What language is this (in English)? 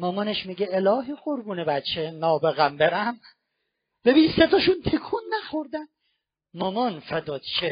Persian